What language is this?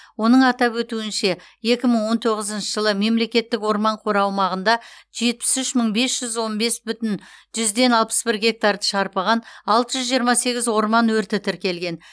Kazakh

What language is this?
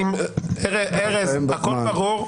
Hebrew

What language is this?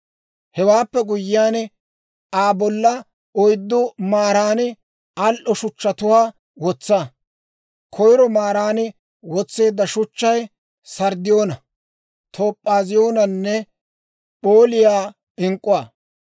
Dawro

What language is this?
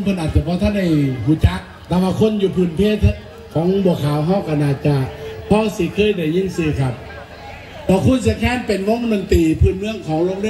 Thai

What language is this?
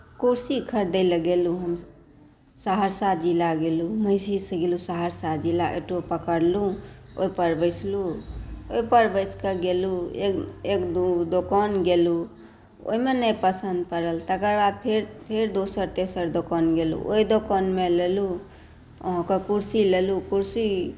Maithili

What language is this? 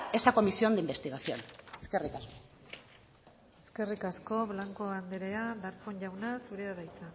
Basque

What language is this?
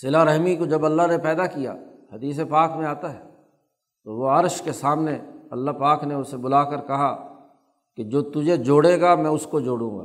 Urdu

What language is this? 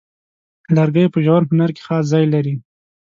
Pashto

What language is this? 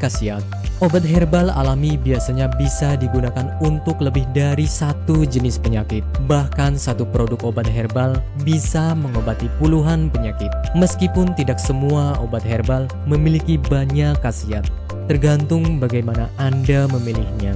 Indonesian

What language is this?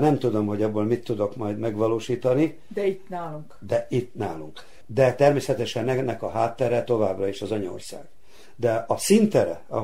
Hungarian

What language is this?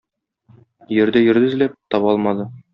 Tatar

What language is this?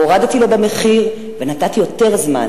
Hebrew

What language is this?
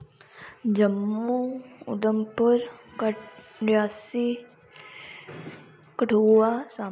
Dogri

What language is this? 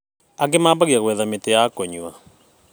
Kikuyu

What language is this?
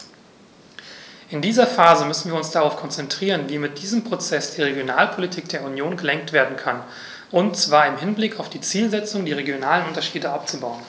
German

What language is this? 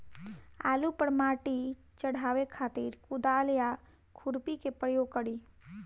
Bhojpuri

